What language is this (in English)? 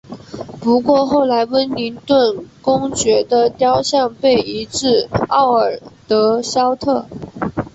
Chinese